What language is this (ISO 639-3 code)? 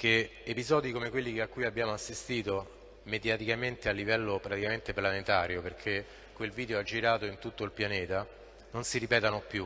ita